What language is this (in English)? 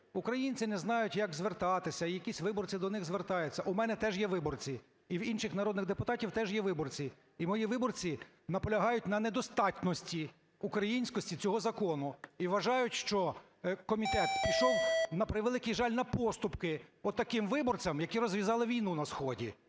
Ukrainian